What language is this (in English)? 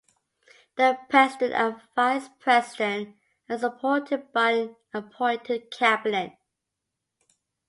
English